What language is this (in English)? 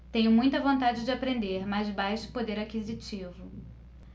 Portuguese